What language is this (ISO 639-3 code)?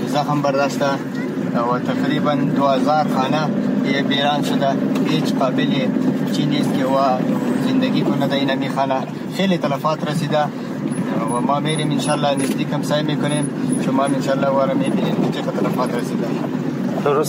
fas